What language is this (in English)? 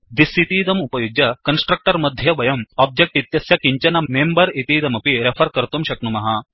Sanskrit